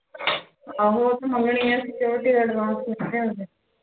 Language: Punjabi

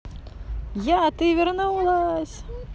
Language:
Russian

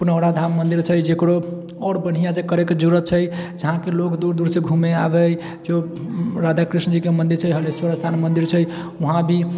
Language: Maithili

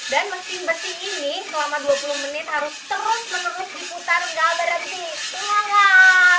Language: Indonesian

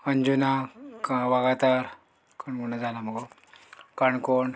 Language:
Konkani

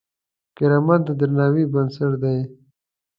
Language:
Pashto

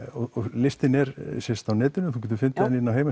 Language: Icelandic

